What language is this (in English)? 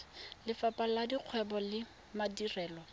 Tswana